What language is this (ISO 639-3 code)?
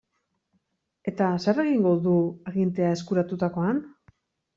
eus